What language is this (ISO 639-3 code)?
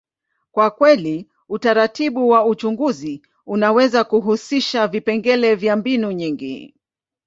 swa